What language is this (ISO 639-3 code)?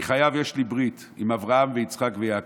heb